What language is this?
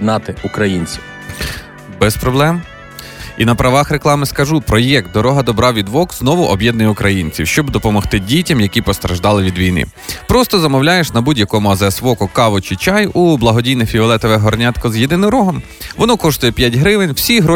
Ukrainian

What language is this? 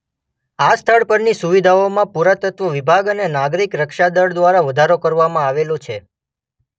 Gujarati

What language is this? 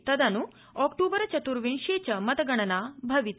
Sanskrit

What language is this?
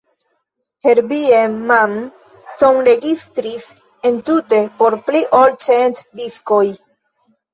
Esperanto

